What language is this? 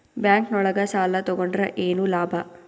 Kannada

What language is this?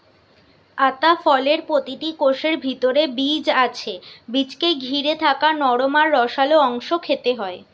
Bangla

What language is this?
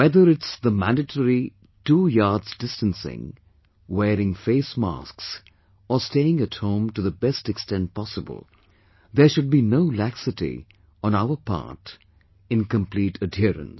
English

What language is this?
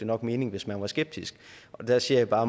Danish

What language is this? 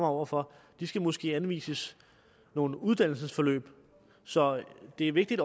Danish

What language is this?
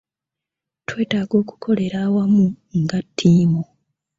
Ganda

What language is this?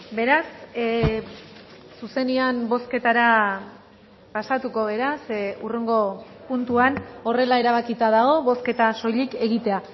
Basque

